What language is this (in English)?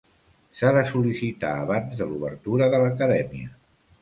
Catalan